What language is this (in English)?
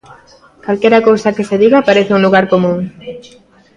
Galician